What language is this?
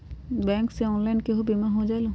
Magahi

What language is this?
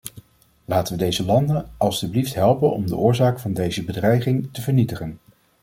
Dutch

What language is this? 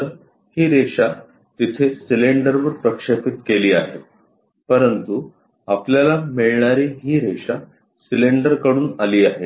Marathi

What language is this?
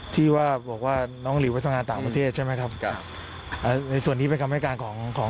Thai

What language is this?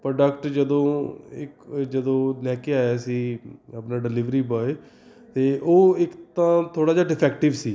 Punjabi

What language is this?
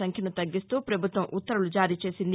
Telugu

